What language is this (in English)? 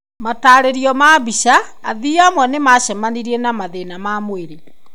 Kikuyu